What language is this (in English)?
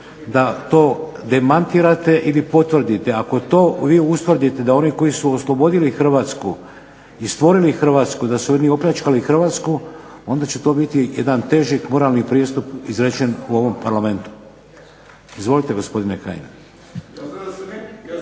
Croatian